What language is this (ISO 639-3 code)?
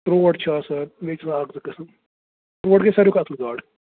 kas